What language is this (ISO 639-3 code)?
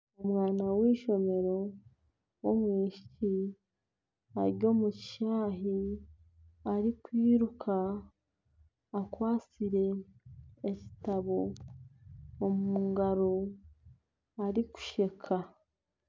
nyn